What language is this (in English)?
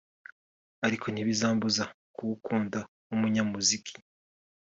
Kinyarwanda